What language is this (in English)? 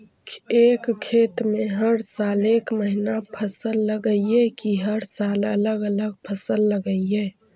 Magahi